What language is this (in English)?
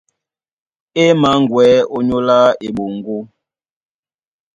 Duala